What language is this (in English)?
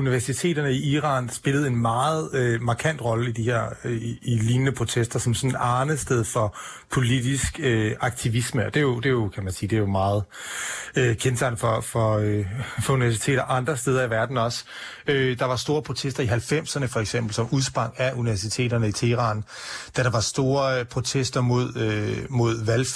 Danish